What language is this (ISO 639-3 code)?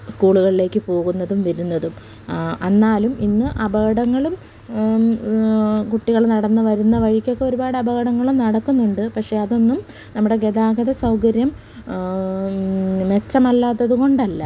mal